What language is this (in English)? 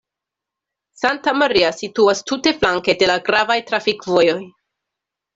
Esperanto